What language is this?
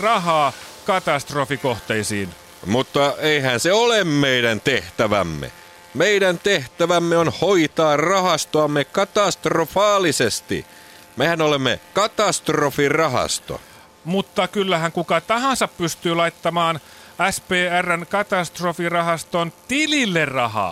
Finnish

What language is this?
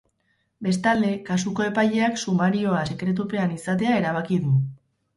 Basque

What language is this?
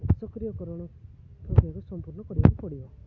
Odia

